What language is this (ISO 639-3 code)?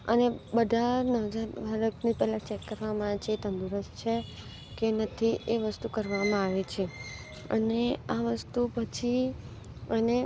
guj